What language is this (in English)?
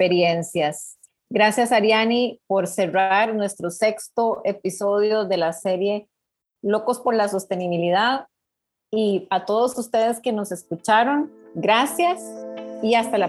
Spanish